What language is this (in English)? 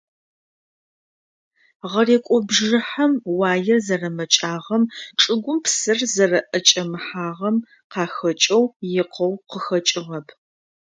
Adyghe